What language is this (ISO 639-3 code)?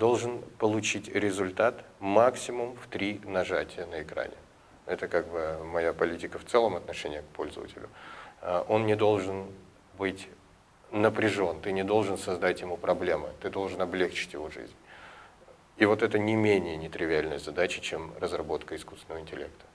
rus